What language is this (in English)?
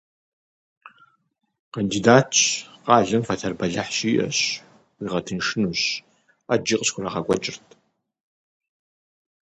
Kabardian